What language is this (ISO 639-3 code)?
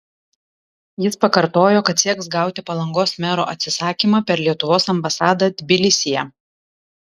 lit